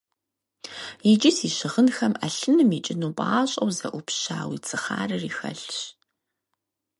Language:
Kabardian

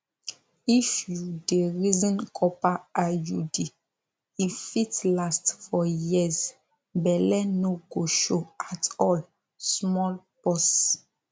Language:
Nigerian Pidgin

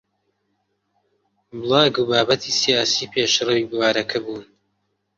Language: Central Kurdish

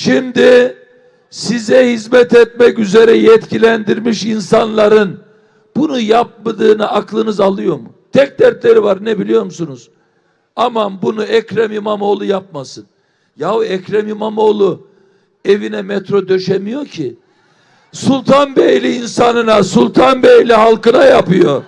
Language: Turkish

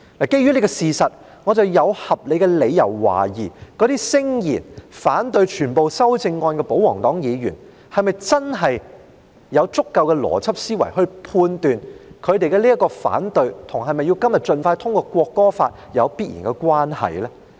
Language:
Cantonese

